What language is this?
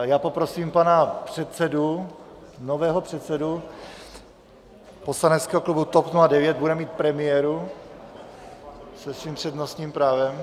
Czech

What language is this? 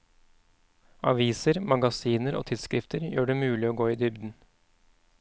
Norwegian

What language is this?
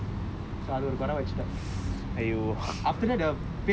English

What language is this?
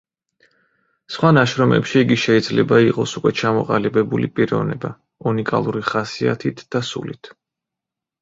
Georgian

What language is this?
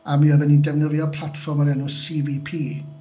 Welsh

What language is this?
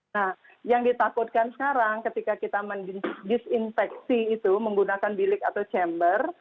Indonesian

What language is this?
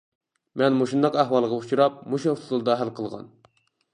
Uyghur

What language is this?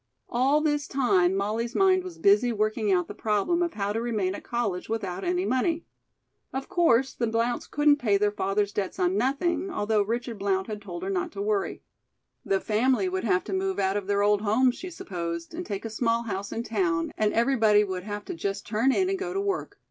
English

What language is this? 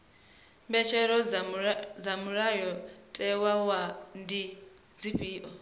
Venda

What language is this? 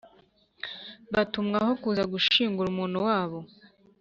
Kinyarwanda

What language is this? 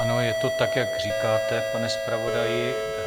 Czech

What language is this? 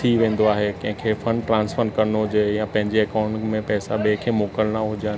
Sindhi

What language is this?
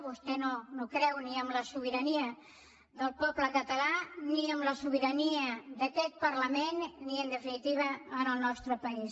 Catalan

